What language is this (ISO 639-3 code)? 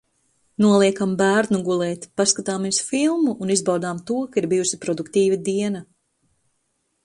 lav